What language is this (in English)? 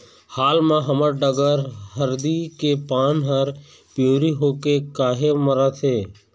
Chhattisgarhi